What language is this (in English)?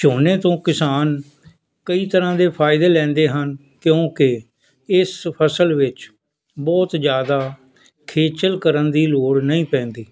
Punjabi